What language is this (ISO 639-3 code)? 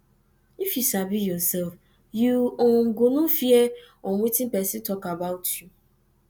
pcm